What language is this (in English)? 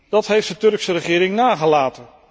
Dutch